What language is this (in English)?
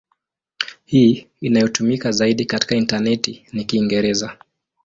Swahili